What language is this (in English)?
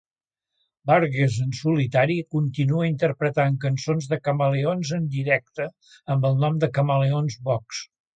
Catalan